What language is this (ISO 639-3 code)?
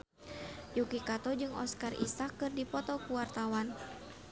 sun